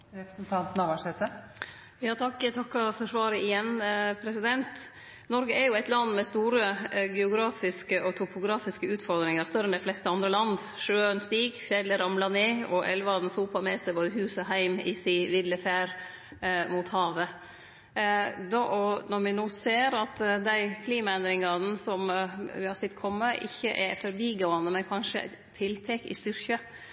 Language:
Norwegian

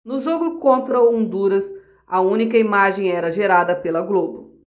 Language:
Portuguese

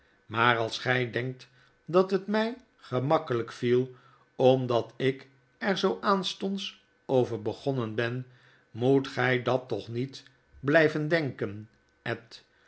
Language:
Dutch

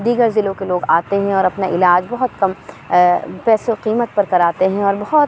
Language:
Urdu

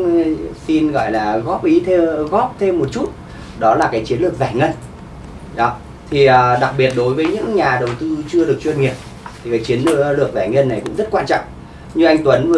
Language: Vietnamese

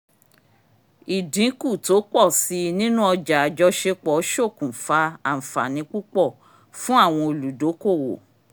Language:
Yoruba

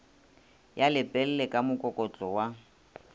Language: Northern Sotho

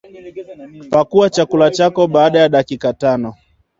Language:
Swahili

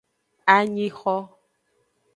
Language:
Aja (Benin)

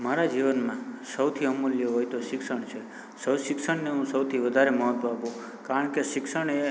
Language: Gujarati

